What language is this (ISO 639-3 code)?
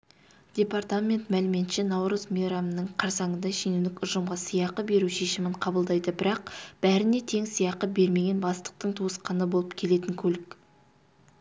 kaz